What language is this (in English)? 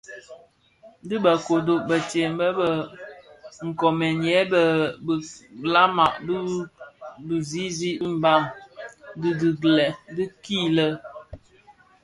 Bafia